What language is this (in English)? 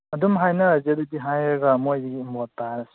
Manipuri